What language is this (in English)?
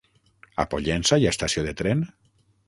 Catalan